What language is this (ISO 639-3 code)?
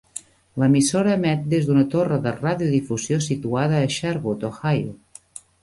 cat